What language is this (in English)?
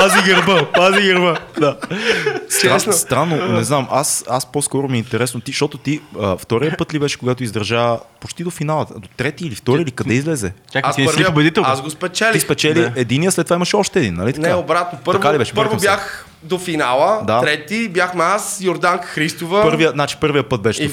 Bulgarian